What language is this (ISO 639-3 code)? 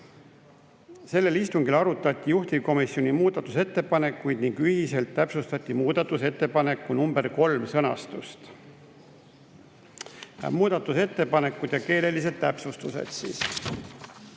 est